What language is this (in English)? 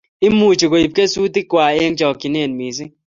Kalenjin